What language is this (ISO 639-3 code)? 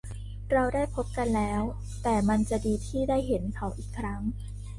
tha